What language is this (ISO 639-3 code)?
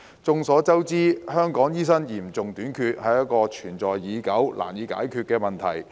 yue